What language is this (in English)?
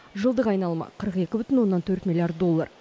Kazakh